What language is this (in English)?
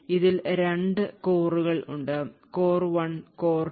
Malayalam